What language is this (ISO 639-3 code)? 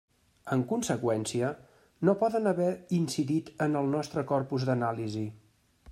cat